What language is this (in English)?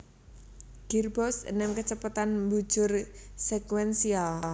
Javanese